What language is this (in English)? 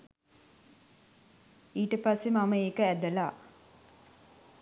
Sinhala